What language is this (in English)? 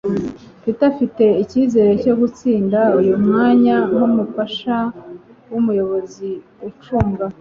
Kinyarwanda